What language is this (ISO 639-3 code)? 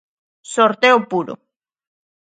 glg